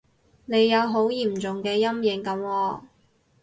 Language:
Cantonese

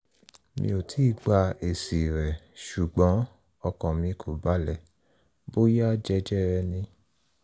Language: Yoruba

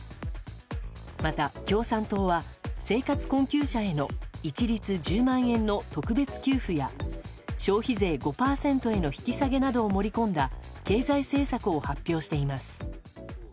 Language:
Japanese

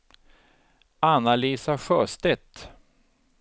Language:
Swedish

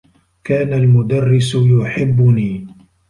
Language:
Arabic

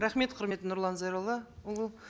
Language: Kazakh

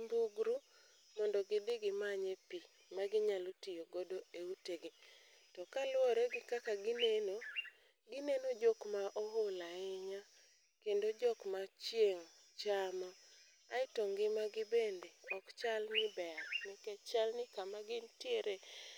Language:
Luo (Kenya and Tanzania)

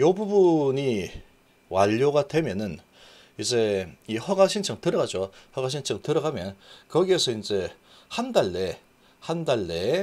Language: Korean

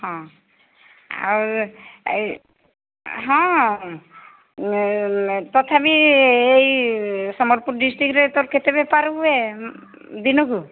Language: Odia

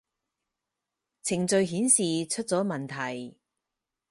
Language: Cantonese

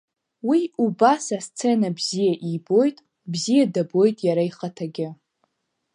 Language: Abkhazian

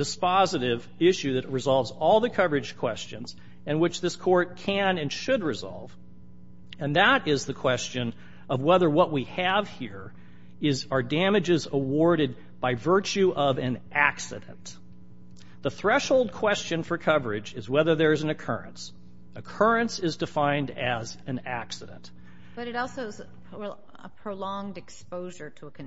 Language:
English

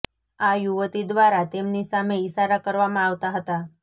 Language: Gujarati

